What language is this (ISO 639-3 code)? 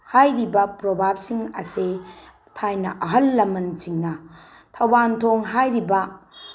mni